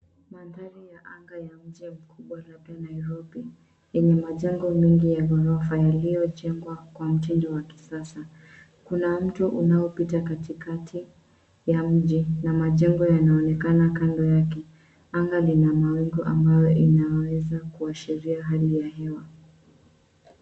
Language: Swahili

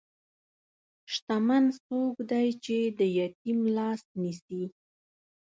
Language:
Pashto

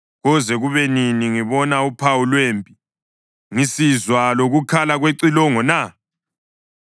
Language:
North Ndebele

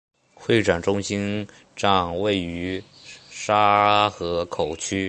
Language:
Chinese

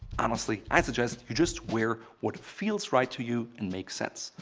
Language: English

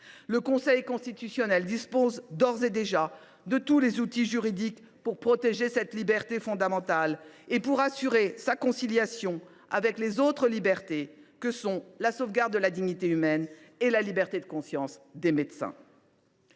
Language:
French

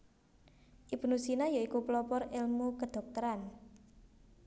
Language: Javanese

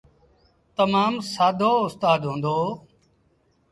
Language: Sindhi Bhil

